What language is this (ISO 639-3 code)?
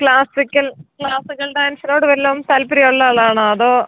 mal